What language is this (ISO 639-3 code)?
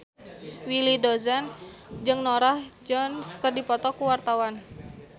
sun